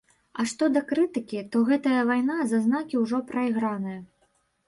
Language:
Belarusian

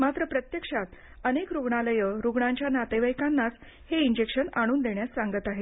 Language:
Marathi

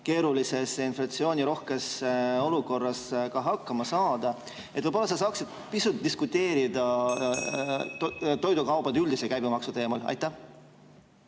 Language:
Estonian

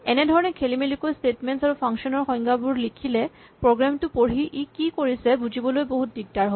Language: Assamese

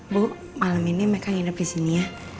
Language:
Indonesian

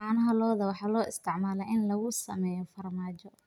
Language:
Somali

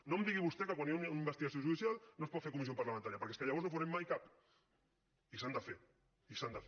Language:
Catalan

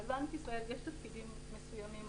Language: Hebrew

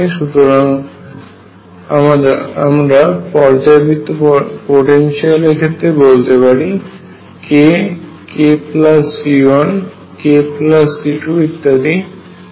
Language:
Bangla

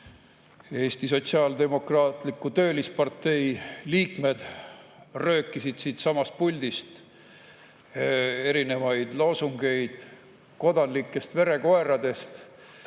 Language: Estonian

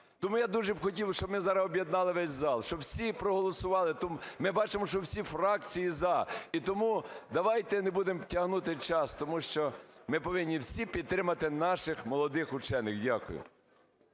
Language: Ukrainian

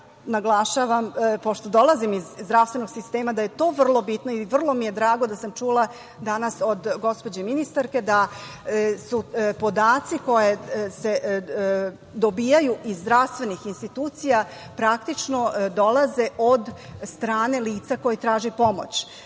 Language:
Serbian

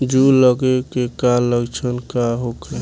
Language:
Bhojpuri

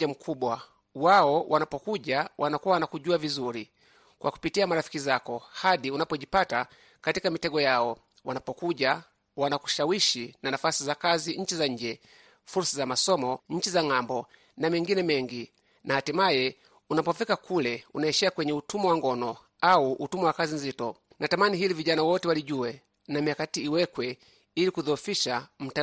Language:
Swahili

